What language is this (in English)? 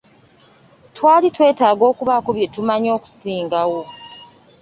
Ganda